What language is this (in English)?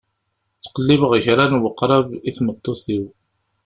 Kabyle